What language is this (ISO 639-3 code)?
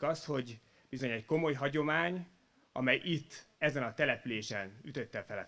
hun